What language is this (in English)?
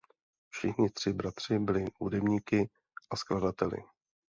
Czech